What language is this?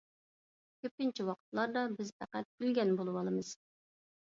Uyghur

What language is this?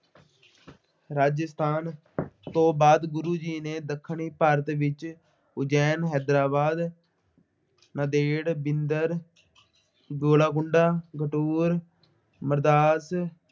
Punjabi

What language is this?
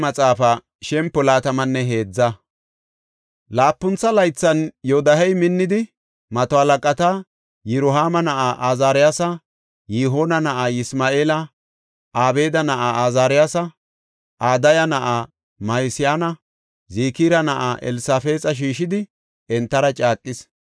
Gofa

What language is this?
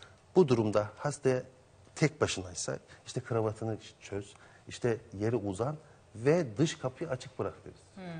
Turkish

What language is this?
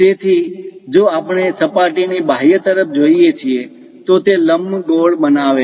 Gujarati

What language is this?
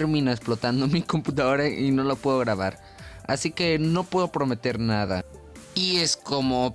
Spanish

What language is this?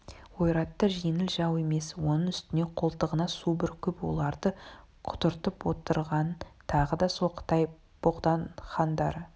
Kazakh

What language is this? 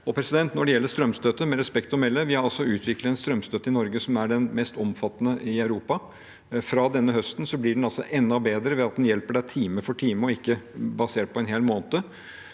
Norwegian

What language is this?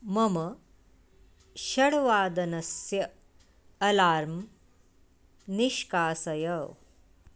Sanskrit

